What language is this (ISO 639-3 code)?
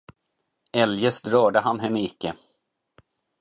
swe